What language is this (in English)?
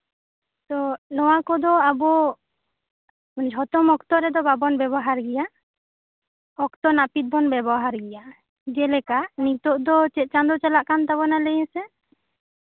Santali